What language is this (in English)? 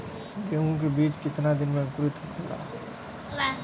Bhojpuri